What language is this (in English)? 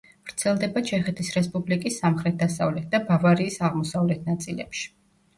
Georgian